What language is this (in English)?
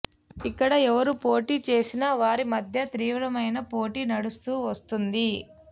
Telugu